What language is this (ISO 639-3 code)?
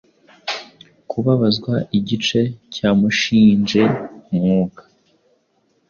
kin